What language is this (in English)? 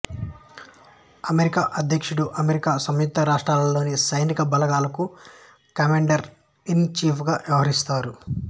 Telugu